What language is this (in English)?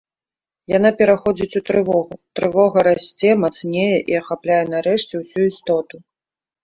Belarusian